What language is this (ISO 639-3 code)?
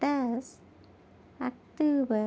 urd